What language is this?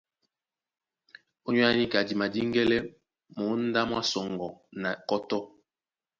Duala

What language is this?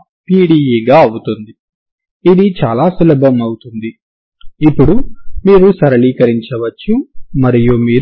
Telugu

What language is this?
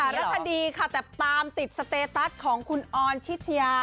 Thai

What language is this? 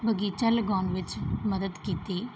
Punjabi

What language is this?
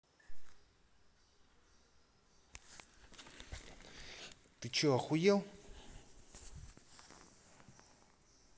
Russian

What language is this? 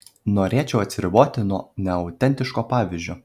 Lithuanian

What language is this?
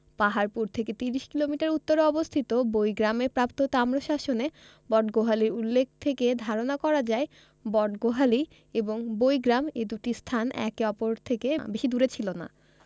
Bangla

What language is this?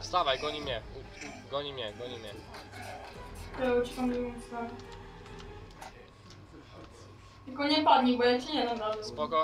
Polish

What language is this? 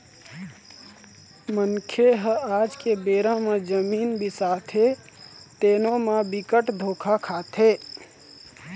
Chhattisgarhi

